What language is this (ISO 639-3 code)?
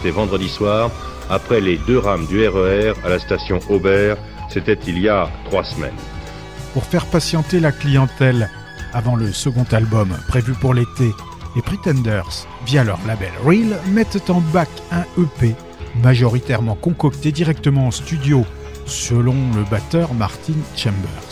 fra